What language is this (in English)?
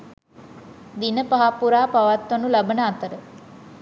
Sinhala